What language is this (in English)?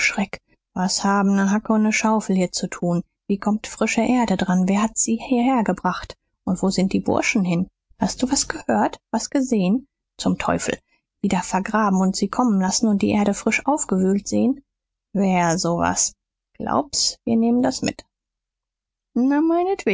German